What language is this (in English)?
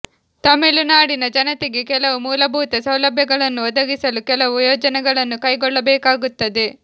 Kannada